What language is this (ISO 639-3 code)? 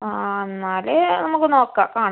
mal